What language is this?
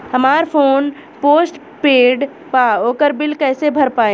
Bhojpuri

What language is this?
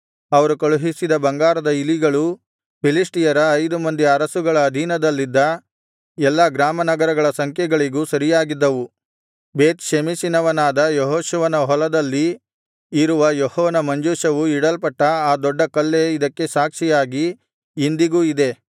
Kannada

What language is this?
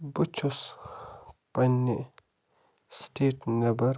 Kashmiri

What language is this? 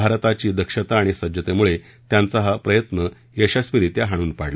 Marathi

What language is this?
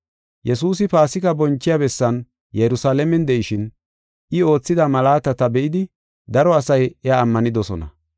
Gofa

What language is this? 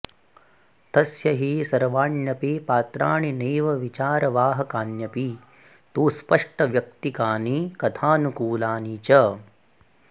Sanskrit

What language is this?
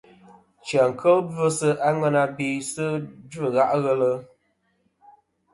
Kom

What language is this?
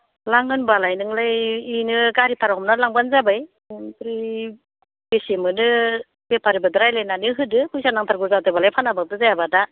Bodo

